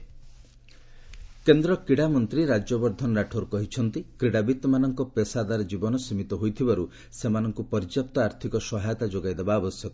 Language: Odia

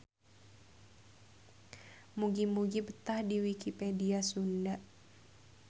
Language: Sundanese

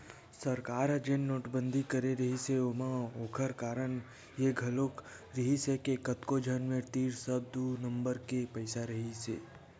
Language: Chhattisgarhi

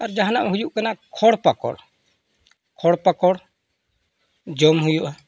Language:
Santali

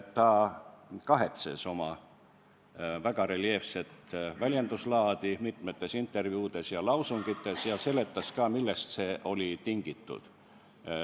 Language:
Estonian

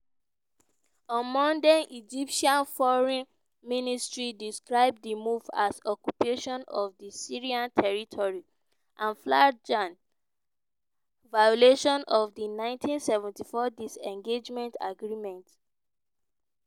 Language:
Nigerian Pidgin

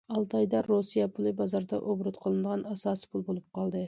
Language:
Uyghur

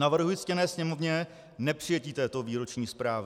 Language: Czech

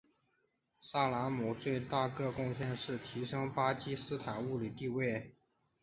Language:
Chinese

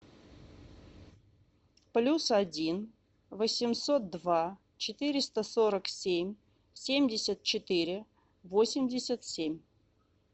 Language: Russian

